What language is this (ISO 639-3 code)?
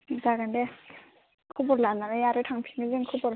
brx